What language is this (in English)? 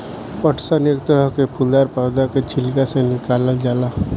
Bhojpuri